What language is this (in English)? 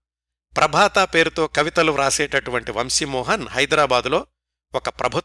Telugu